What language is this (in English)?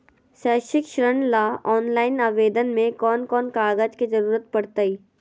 Magahi